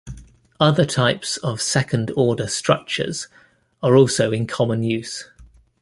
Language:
English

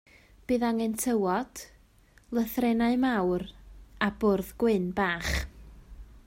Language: Welsh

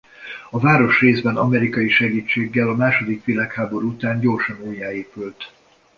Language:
Hungarian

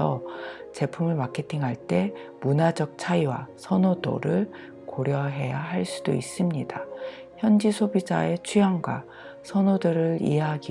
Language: Korean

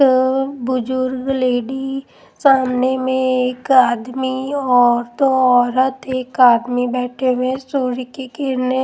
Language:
Hindi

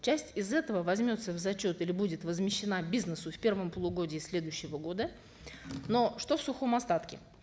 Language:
Kazakh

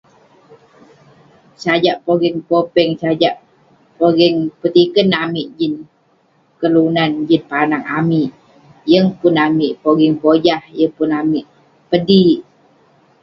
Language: Western Penan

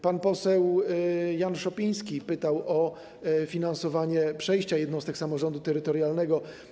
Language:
Polish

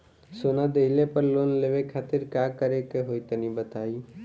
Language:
Bhojpuri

